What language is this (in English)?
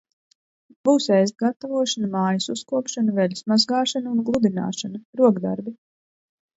Latvian